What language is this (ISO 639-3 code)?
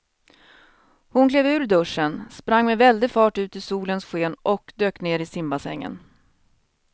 swe